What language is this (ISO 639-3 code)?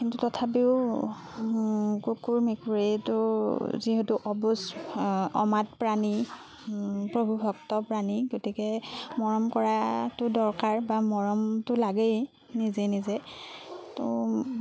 asm